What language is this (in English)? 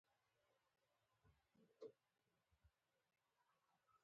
Pashto